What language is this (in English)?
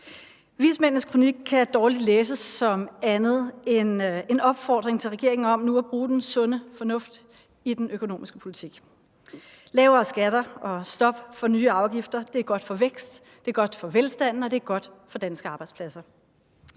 Danish